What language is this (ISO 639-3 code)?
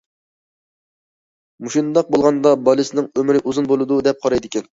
uig